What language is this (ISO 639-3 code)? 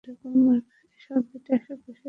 ben